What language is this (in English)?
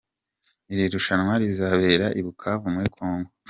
Kinyarwanda